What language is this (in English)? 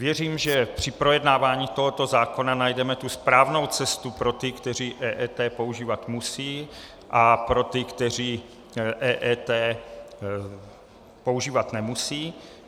Czech